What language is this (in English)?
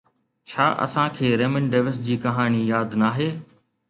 Sindhi